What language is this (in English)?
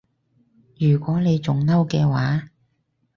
Cantonese